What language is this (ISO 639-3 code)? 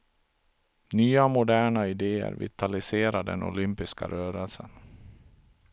swe